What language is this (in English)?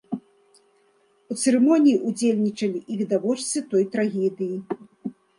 Belarusian